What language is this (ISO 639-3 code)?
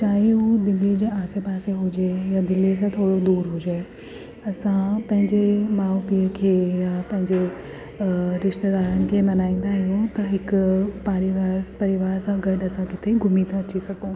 snd